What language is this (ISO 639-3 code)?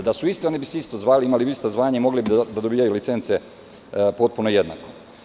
srp